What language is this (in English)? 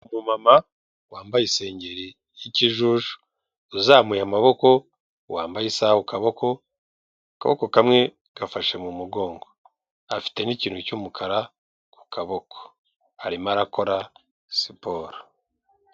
Kinyarwanda